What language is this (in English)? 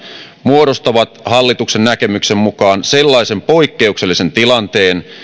Finnish